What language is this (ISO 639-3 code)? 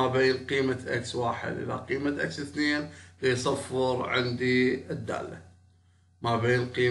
ara